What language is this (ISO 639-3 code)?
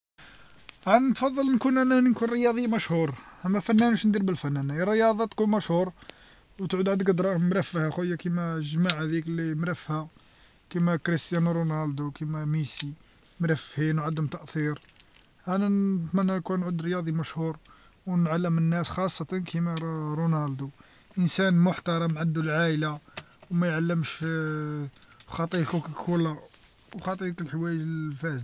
arq